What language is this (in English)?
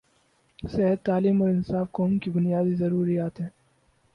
Urdu